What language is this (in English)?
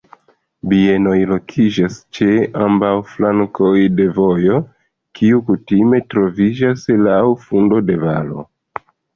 Esperanto